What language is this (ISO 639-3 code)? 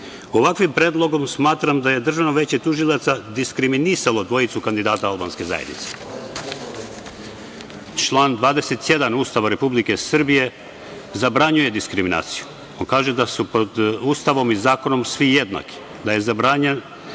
srp